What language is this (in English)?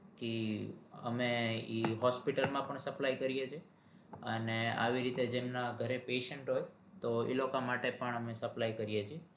Gujarati